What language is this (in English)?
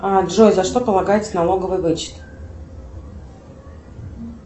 Russian